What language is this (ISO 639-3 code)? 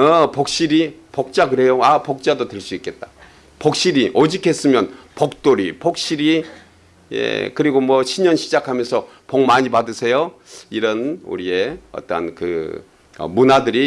kor